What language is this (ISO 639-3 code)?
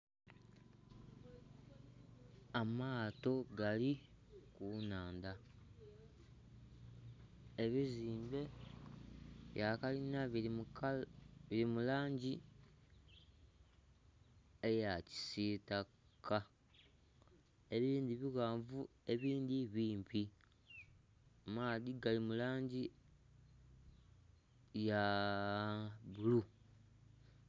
xog